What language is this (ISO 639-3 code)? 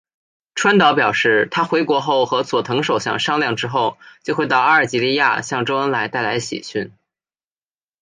zho